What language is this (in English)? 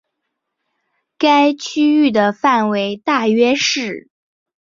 Chinese